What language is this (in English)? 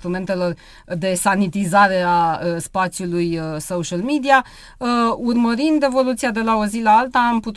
Romanian